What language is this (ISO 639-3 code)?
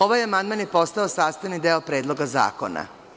srp